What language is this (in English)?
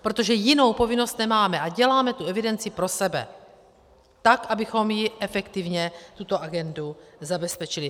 Czech